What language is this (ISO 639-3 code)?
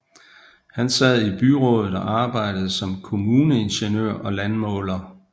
dan